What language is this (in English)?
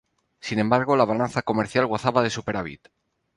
Spanish